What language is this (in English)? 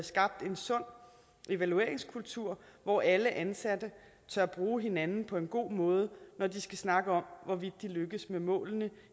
Danish